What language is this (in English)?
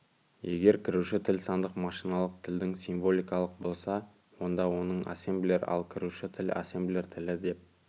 Kazakh